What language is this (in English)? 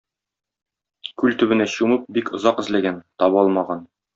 Tatar